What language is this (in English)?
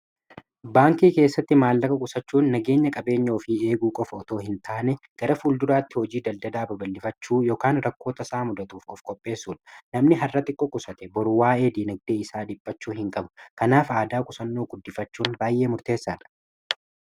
Oromo